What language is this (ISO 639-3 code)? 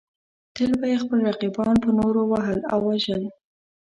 pus